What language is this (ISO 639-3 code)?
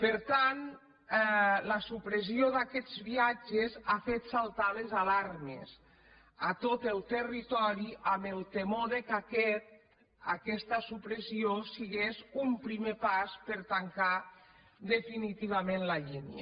cat